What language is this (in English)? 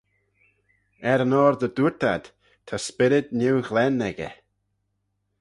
Manx